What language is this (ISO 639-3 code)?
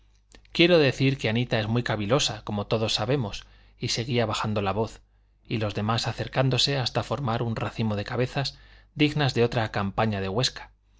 spa